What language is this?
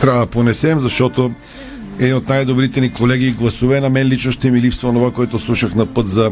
Bulgarian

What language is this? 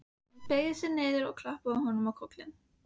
Icelandic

